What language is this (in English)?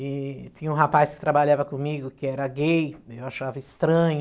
Portuguese